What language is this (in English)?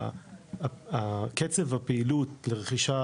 Hebrew